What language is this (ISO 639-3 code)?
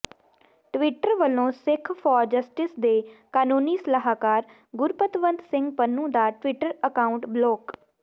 pan